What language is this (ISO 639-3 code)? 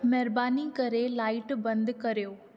snd